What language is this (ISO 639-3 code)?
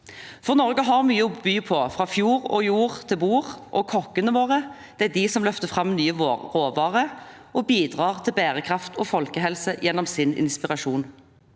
nor